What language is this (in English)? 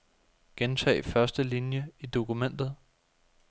Danish